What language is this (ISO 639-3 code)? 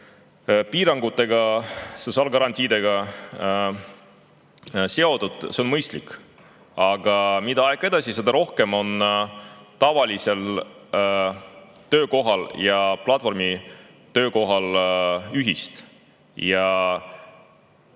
est